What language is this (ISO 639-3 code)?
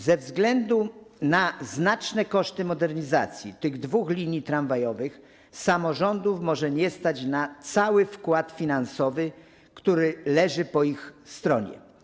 pol